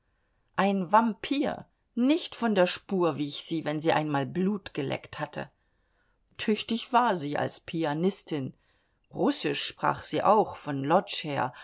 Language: German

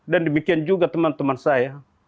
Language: Indonesian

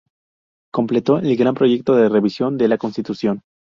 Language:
Spanish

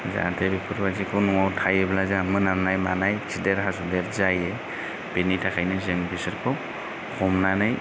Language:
Bodo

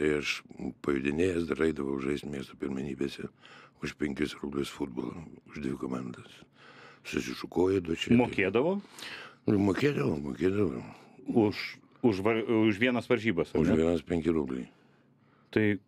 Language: Lithuanian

